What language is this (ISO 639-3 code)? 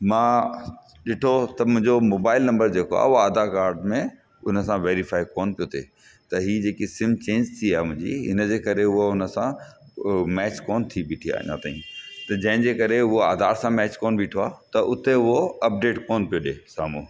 snd